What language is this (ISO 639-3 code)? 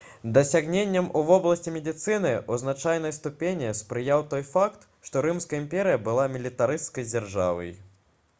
bel